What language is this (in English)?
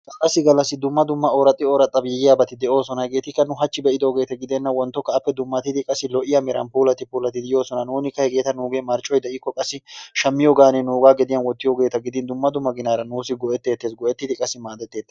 Wolaytta